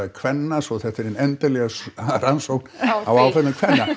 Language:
Icelandic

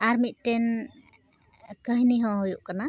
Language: Santali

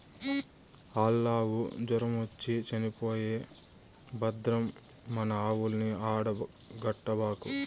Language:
Telugu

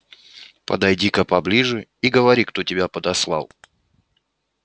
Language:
Russian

